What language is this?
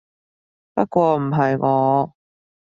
Cantonese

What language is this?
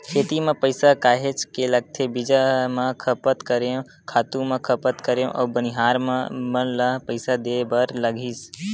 Chhattisgarhi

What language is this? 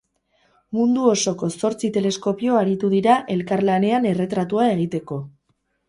Basque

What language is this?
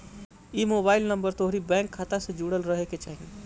Bhojpuri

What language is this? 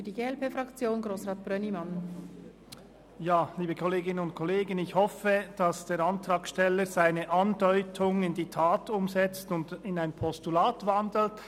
Swiss German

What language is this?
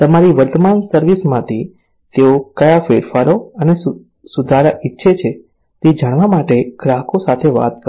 Gujarati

